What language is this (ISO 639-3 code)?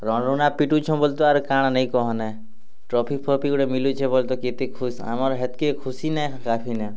ori